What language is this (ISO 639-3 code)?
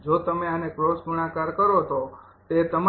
guj